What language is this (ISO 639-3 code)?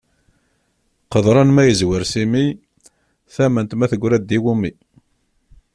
kab